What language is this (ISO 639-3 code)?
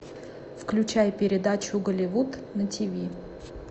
rus